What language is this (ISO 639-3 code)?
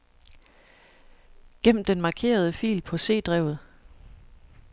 dan